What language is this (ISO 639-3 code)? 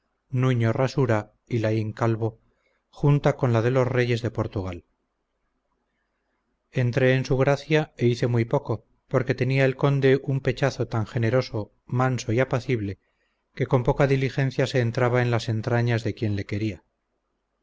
spa